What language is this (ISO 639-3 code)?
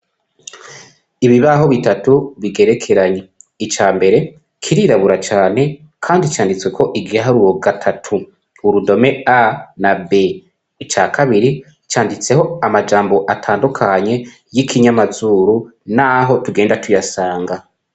run